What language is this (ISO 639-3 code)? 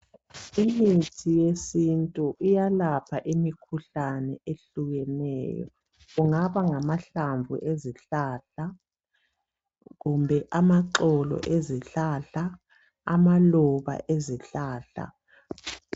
nde